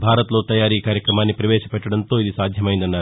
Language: Telugu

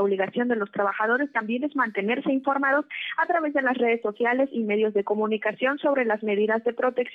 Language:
Spanish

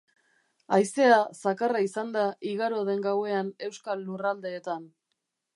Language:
Basque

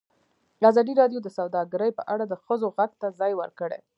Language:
Pashto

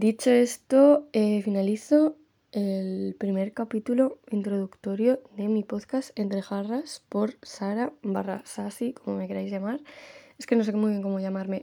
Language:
Spanish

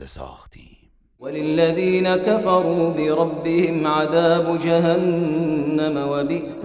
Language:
Persian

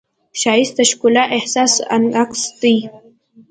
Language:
Pashto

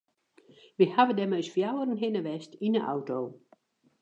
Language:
Western Frisian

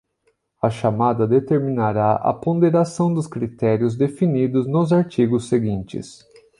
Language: Portuguese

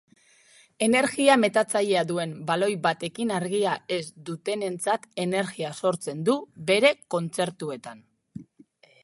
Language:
Basque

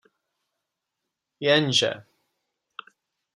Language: Czech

